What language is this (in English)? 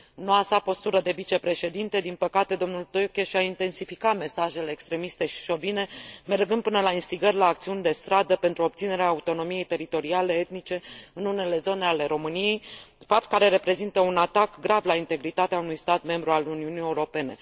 Romanian